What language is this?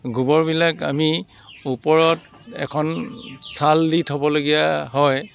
Assamese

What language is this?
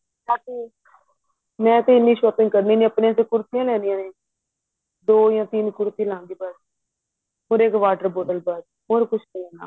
Punjabi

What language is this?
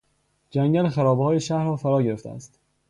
Persian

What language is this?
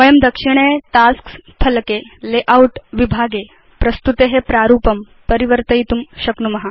Sanskrit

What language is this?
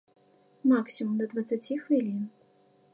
Belarusian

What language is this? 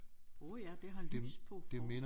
Danish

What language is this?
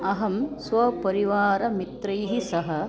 Sanskrit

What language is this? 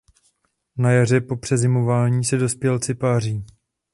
Czech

